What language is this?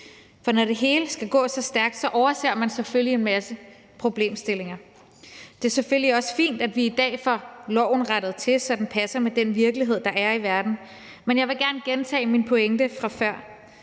Danish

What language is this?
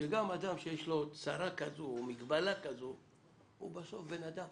Hebrew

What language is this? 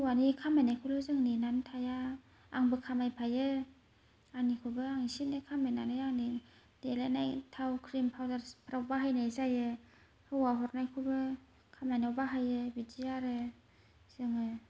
Bodo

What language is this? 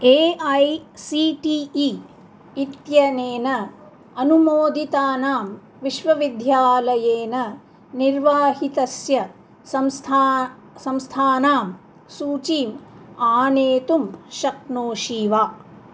Sanskrit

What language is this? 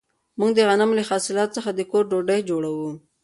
Pashto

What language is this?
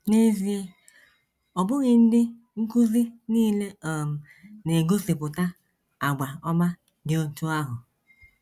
Igbo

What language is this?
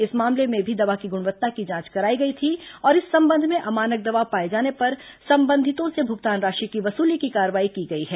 Hindi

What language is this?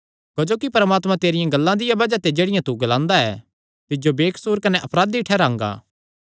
Kangri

